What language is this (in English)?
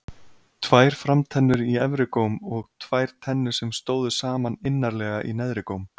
Icelandic